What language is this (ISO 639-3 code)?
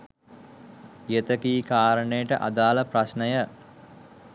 sin